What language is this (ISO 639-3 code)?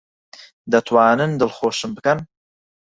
ckb